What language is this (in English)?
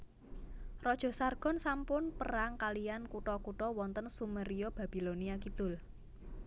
Javanese